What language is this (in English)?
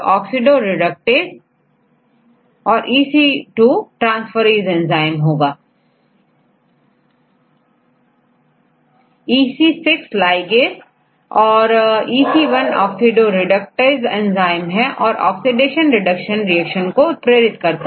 Hindi